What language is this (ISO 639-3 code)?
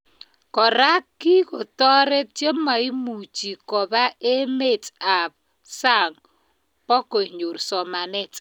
kln